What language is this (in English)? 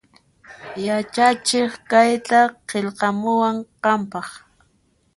Puno Quechua